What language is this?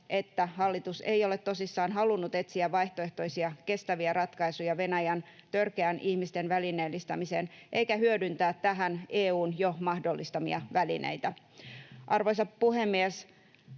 Finnish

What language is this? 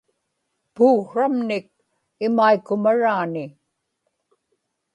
Inupiaq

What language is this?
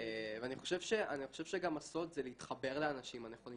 Hebrew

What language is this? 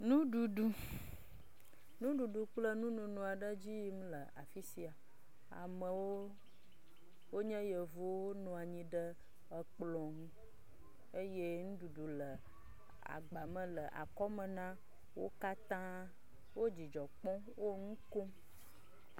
Ewe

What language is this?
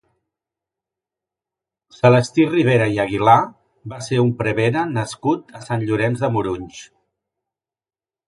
Catalan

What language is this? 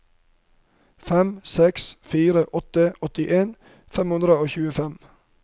Norwegian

